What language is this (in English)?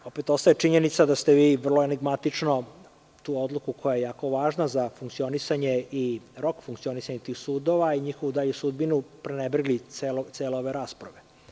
Serbian